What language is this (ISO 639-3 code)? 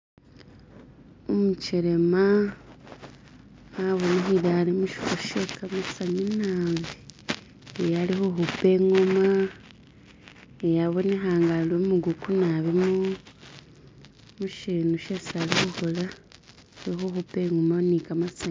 myx